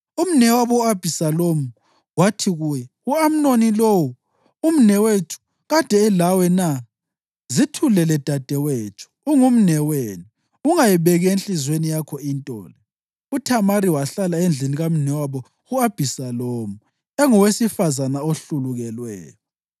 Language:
North Ndebele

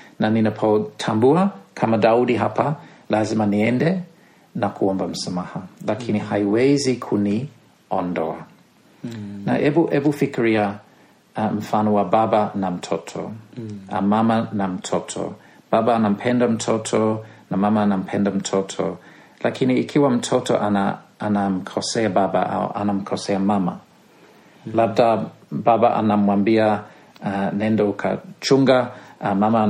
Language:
Swahili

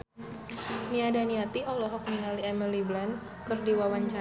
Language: Sundanese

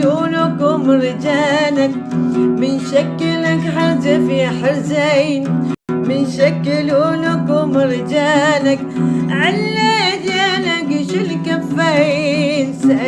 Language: Arabic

